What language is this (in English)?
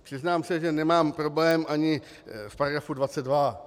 Czech